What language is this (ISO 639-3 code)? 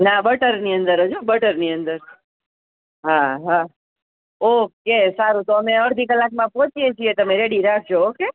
guj